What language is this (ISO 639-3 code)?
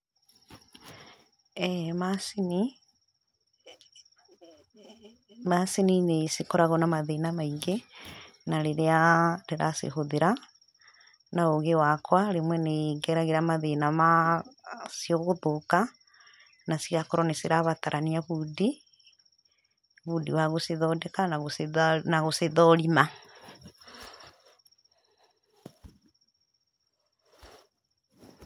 kik